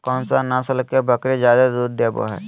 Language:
Magahi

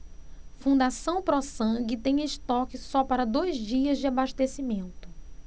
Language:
Portuguese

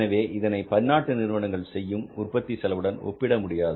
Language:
Tamil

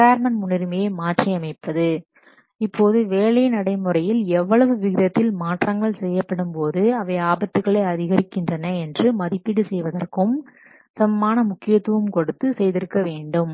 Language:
Tamil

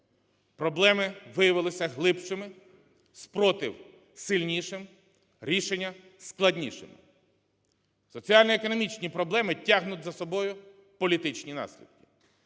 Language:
Ukrainian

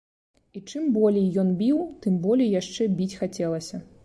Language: Belarusian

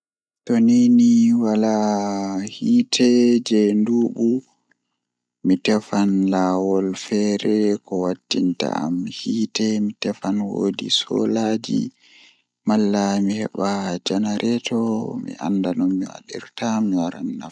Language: Fula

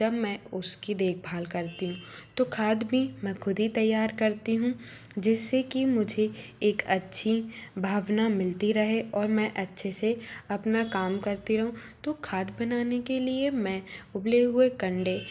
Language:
Hindi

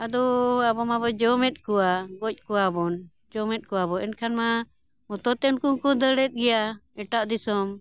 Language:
Santali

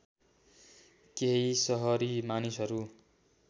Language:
Nepali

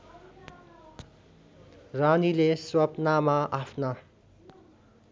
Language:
Nepali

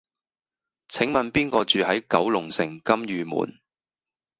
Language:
Cantonese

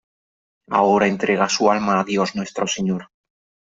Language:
Spanish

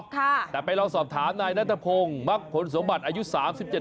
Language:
Thai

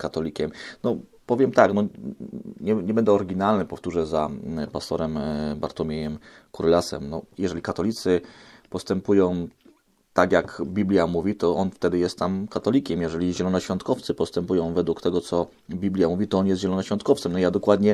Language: Polish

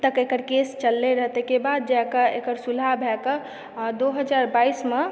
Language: Maithili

